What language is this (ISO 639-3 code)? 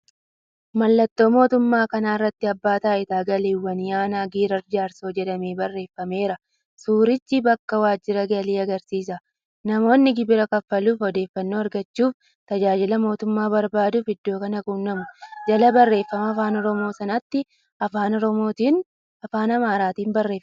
orm